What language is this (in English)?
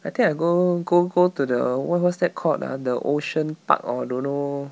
English